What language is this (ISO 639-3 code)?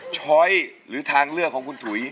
tha